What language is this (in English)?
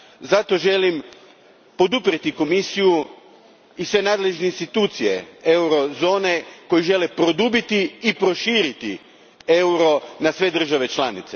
Croatian